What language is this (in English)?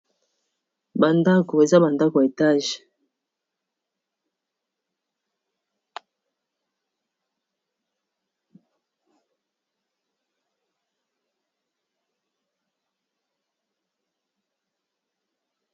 Lingala